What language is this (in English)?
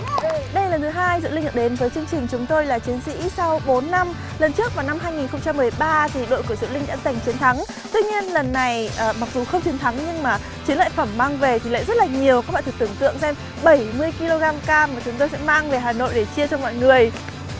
Vietnamese